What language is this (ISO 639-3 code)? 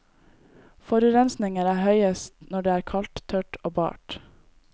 nor